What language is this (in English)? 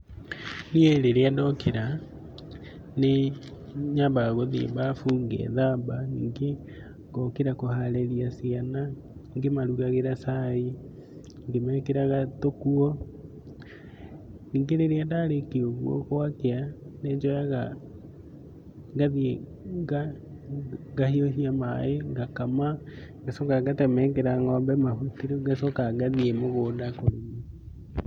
Kikuyu